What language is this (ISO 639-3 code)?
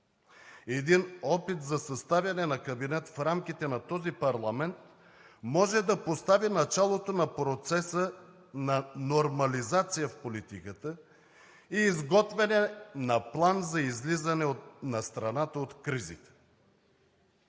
bul